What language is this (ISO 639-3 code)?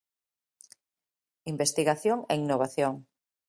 glg